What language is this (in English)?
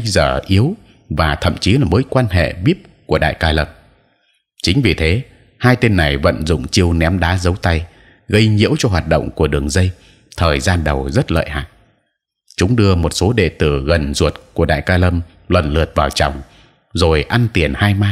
Vietnamese